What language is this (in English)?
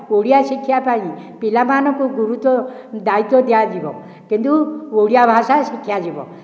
Odia